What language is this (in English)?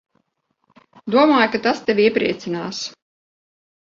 Latvian